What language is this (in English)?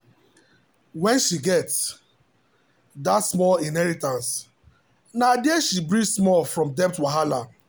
Nigerian Pidgin